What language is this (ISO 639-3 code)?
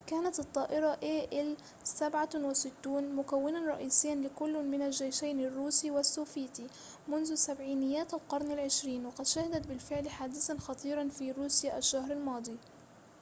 ara